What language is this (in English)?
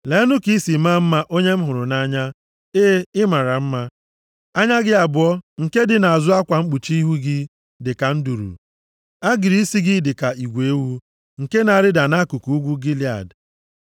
Igbo